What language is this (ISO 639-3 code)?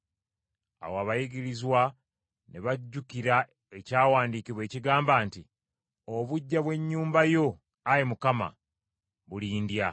lug